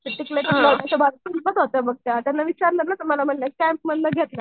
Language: Marathi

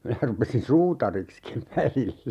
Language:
Finnish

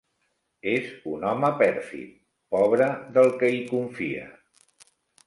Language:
Catalan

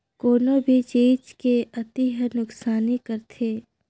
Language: Chhattisgarhi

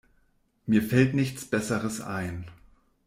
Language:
German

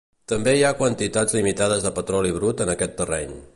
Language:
Catalan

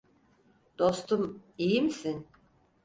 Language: Turkish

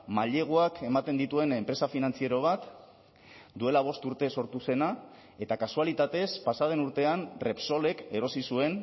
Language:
Basque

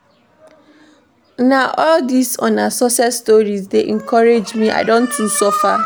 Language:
Nigerian Pidgin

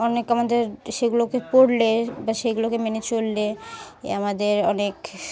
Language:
Bangla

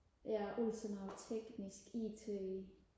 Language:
Danish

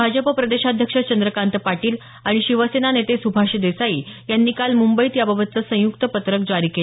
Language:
Marathi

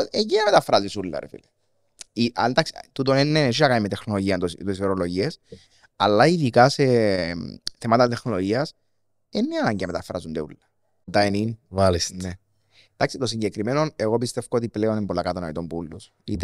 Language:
Greek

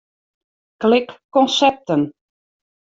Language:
Western Frisian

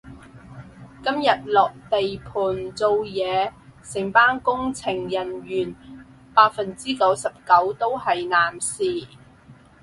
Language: Cantonese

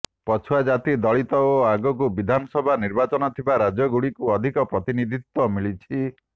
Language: Odia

